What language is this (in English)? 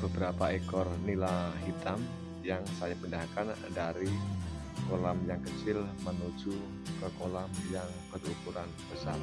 Indonesian